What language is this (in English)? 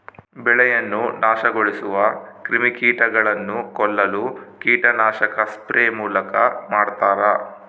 Kannada